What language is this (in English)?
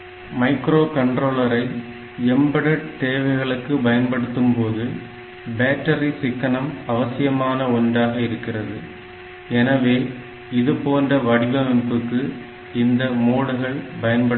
Tamil